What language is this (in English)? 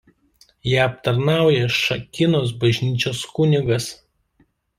Lithuanian